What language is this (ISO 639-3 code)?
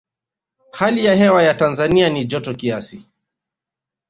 swa